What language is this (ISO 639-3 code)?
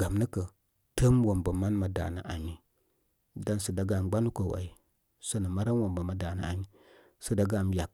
kmy